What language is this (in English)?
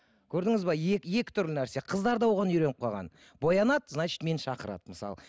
Kazakh